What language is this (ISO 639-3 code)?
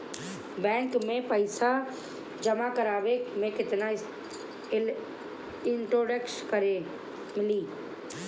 bho